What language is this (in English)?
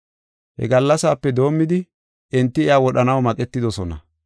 Gofa